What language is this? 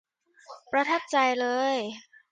Thai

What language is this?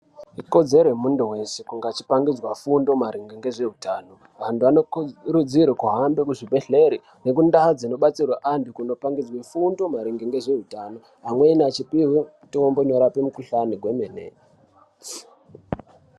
Ndau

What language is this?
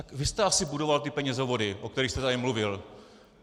Czech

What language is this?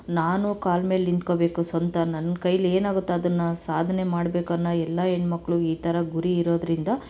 Kannada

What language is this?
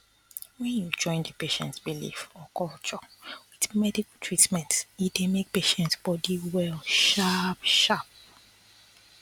Nigerian Pidgin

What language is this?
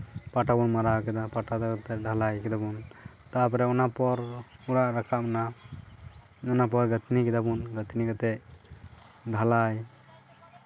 Santali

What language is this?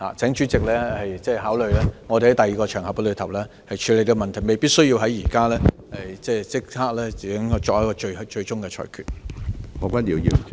Cantonese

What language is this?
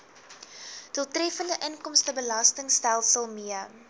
Afrikaans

